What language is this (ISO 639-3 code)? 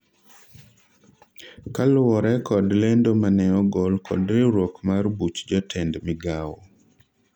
luo